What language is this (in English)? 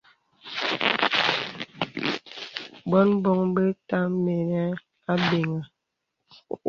Bebele